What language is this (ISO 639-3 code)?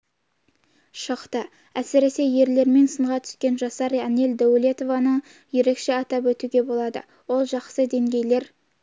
kaz